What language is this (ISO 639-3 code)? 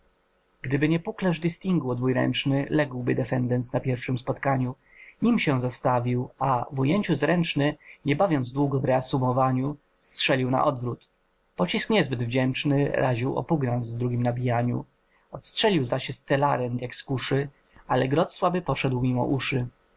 pol